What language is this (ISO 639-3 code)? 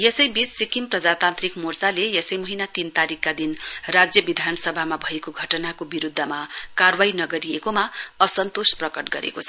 nep